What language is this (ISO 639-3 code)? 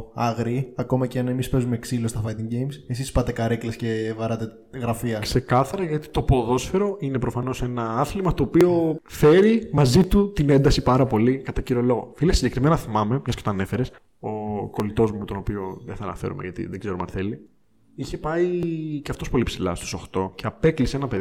ell